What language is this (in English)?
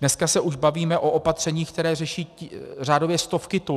Czech